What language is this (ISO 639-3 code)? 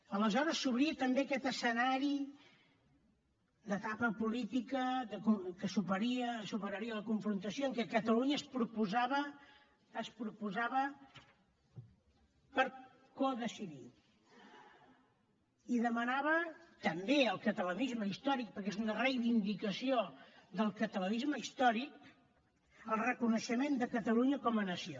cat